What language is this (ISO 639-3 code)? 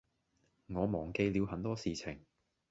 yue